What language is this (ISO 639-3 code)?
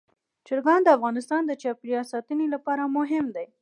pus